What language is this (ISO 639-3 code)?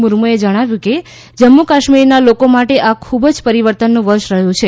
guj